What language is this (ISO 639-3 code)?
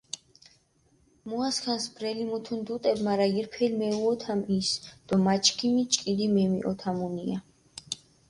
xmf